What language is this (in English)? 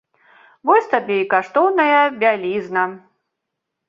Belarusian